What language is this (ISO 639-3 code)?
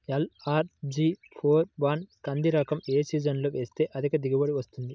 tel